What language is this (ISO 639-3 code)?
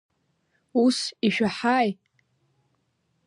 abk